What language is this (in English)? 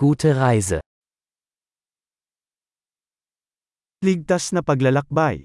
Filipino